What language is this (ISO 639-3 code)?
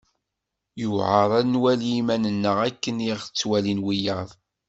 kab